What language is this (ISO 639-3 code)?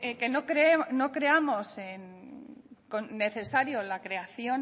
spa